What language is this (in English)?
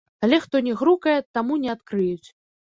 Belarusian